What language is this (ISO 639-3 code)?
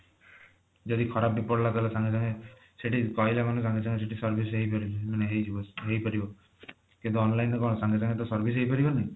ori